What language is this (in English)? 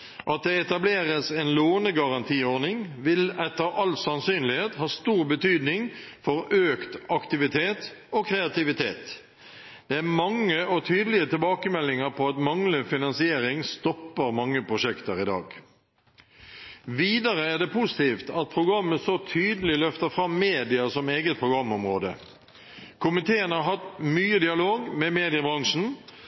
Norwegian Nynorsk